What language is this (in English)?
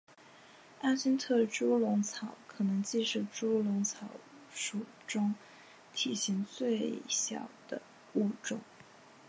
Chinese